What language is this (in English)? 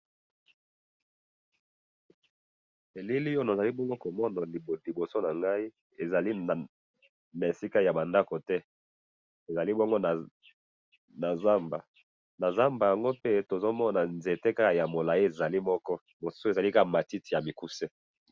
Lingala